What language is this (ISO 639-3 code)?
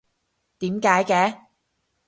yue